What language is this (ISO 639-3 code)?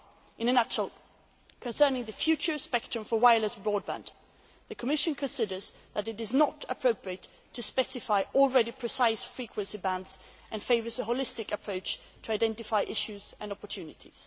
eng